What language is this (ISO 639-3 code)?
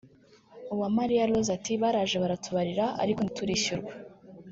kin